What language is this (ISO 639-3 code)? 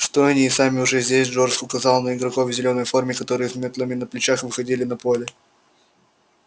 rus